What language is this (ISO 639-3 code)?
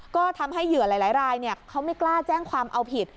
tha